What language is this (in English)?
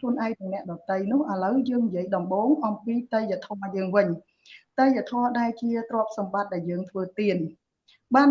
Vietnamese